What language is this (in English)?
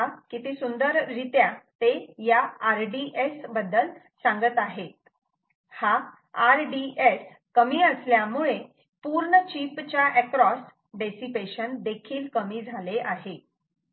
Marathi